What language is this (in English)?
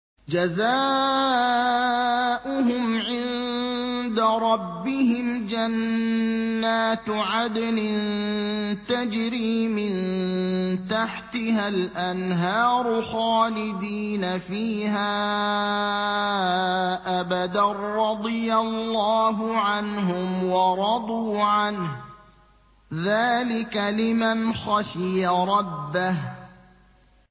Arabic